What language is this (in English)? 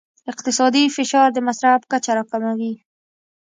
Pashto